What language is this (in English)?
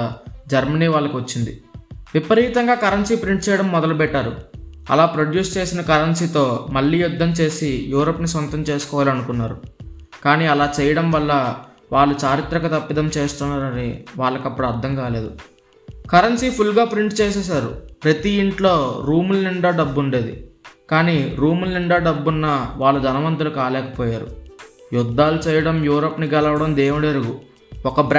Telugu